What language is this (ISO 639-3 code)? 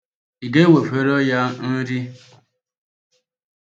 ibo